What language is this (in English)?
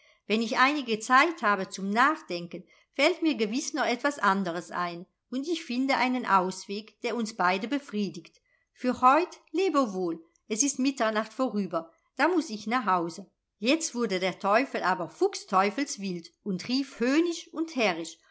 German